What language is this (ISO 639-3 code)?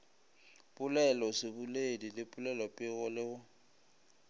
nso